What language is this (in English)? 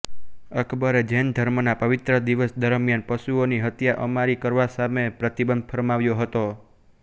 Gujarati